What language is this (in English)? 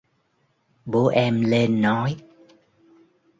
Vietnamese